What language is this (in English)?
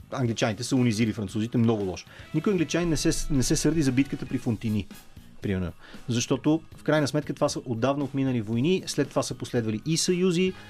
Bulgarian